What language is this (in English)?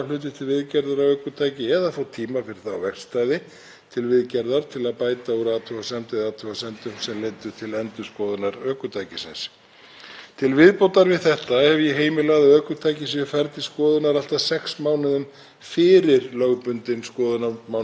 Icelandic